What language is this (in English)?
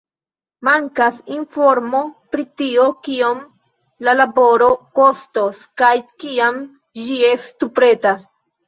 Esperanto